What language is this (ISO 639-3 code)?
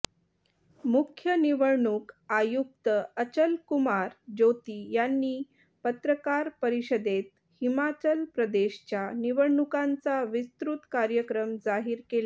mar